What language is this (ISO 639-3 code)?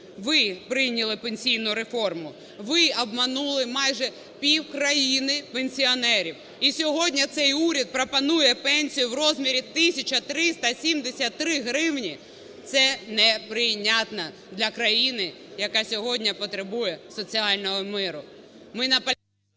ukr